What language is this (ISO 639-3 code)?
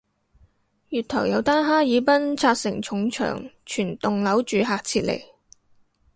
yue